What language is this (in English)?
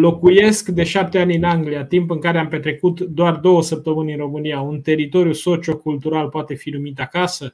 Romanian